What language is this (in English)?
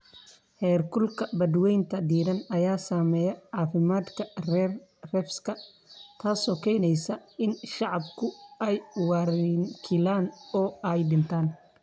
Somali